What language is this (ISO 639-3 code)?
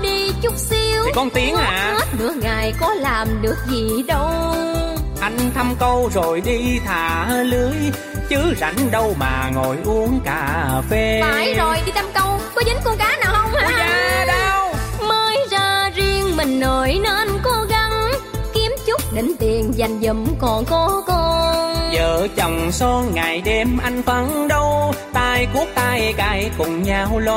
vie